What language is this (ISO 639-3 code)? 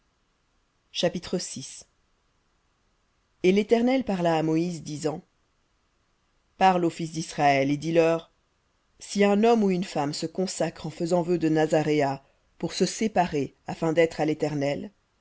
fra